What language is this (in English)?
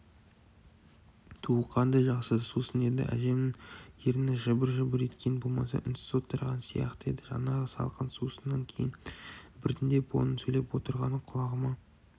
Kazakh